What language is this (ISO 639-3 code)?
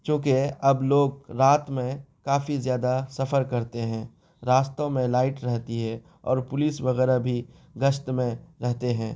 urd